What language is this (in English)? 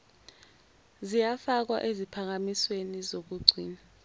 Zulu